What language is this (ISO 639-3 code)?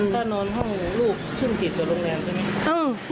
tha